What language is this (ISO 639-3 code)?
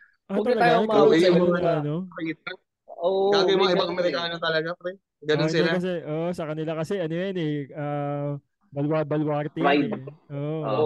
fil